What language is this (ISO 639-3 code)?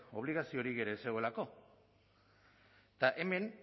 eus